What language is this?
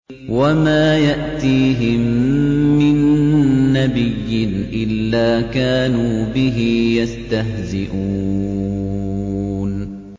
Arabic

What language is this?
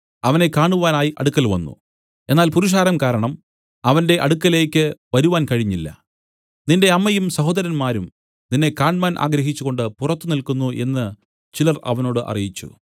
Malayalam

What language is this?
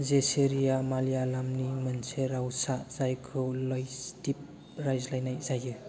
Bodo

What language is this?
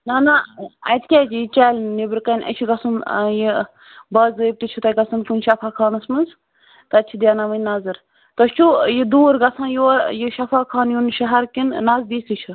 Kashmiri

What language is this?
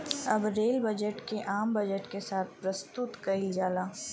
Bhojpuri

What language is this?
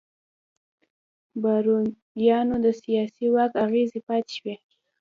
Pashto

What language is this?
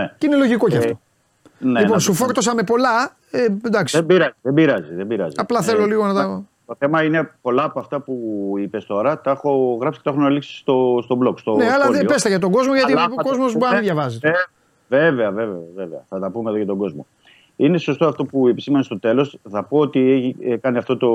Greek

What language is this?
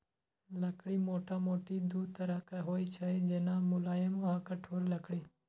Maithili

